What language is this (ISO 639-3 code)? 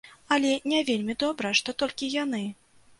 bel